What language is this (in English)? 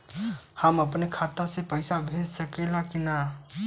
Bhojpuri